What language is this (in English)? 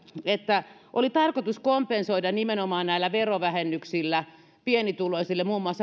Finnish